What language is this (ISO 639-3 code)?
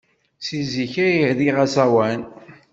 kab